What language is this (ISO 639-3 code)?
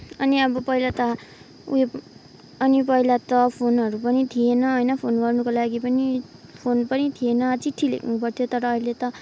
nep